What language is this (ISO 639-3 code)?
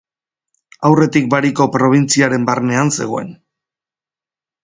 eus